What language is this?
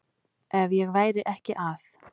Icelandic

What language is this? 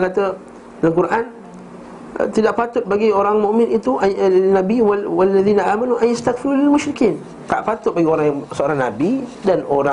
Malay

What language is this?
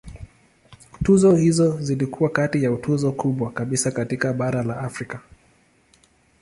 Swahili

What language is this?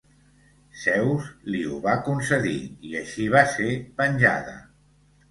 Catalan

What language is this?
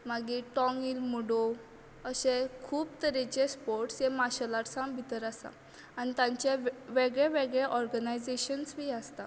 Konkani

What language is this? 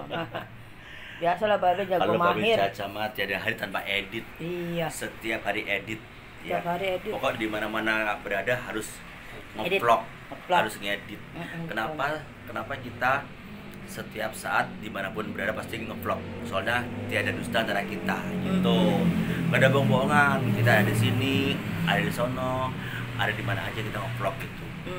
Indonesian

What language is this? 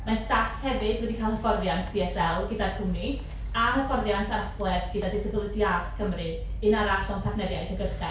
Welsh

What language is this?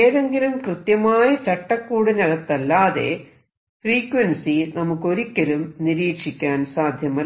Malayalam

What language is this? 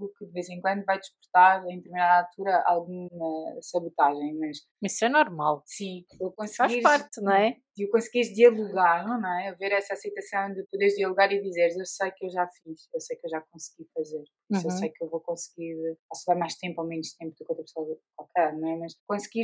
Portuguese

